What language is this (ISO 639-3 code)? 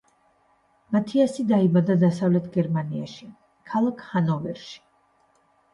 kat